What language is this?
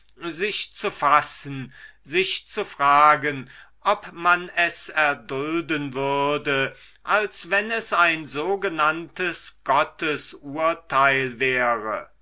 German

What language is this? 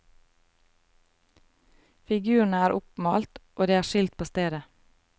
Norwegian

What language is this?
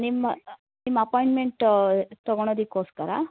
Kannada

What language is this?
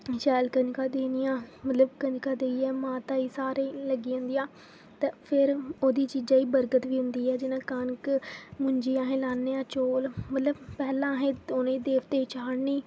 Dogri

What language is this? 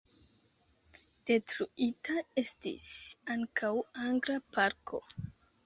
Esperanto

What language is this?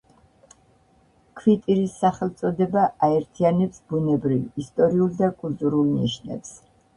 Georgian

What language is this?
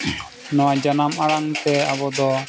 Santali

